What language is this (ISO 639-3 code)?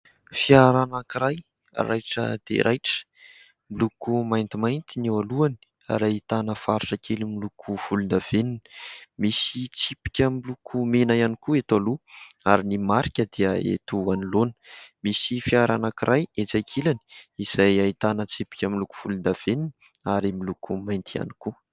mlg